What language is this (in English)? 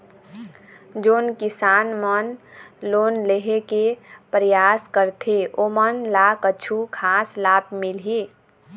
Chhattisgarhi